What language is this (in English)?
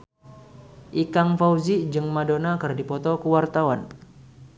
Sundanese